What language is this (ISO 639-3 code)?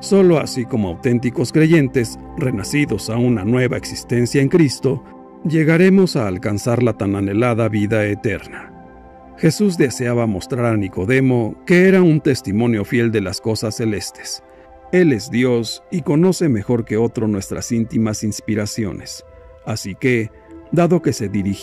spa